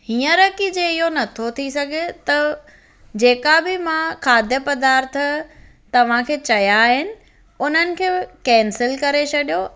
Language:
Sindhi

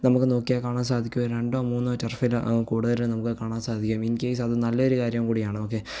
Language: Malayalam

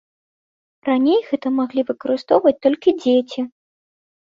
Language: Belarusian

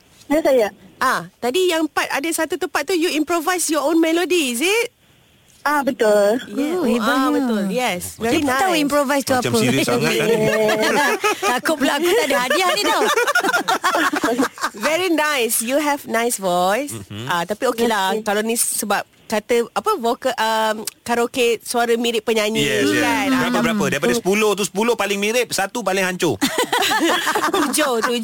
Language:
Malay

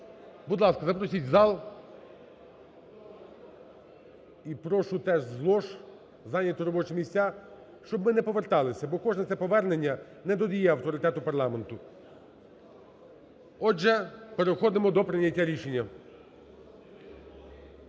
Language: Ukrainian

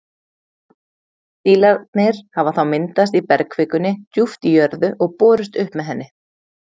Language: Icelandic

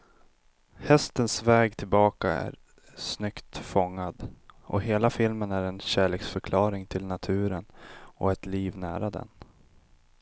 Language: Swedish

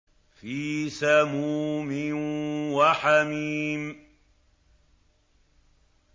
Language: Arabic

